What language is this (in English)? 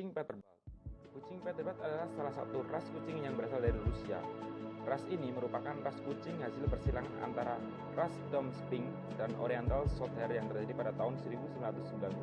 Indonesian